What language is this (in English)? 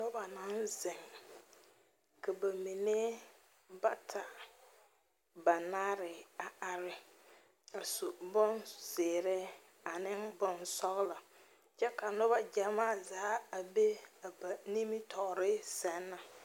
Southern Dagaare